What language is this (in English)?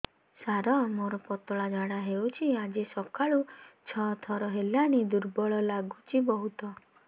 Odia